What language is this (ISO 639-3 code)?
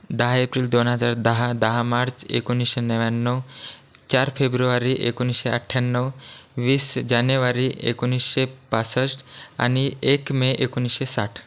mar